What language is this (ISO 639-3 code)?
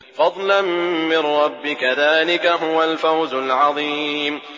ara